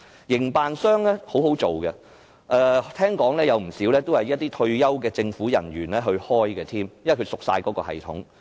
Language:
Cantonese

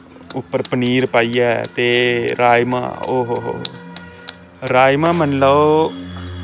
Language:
Dogri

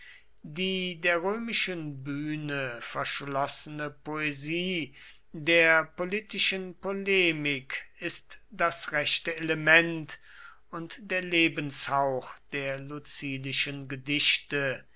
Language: German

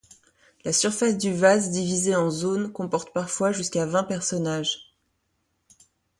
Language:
French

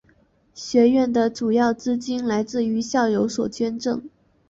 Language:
Chinese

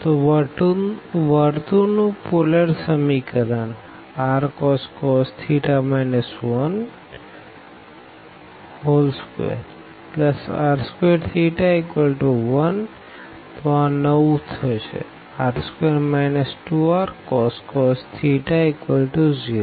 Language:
Gujarati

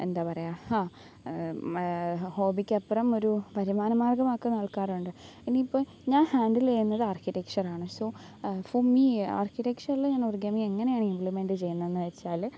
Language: Malayalam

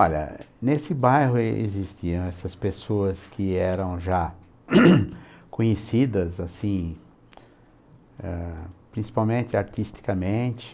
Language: Portuguese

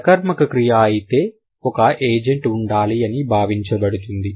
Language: Telugu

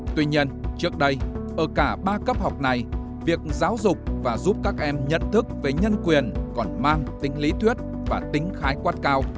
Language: Vietnamese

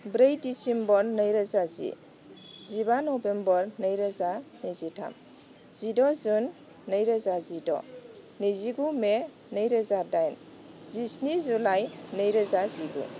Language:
Bodo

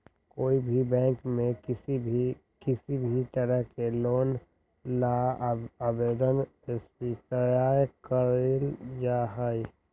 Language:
Magahi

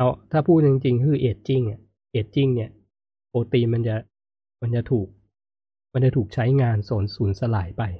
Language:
Thai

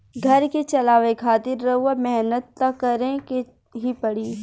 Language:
Bhojpuri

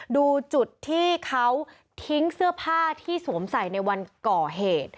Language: Thai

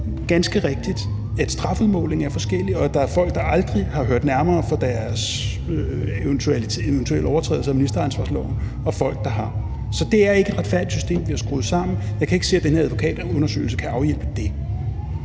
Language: Danish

